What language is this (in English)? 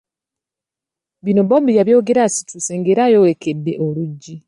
Ganda